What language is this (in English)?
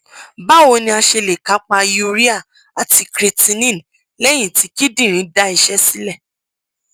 Yoruba